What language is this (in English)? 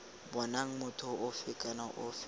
Tswana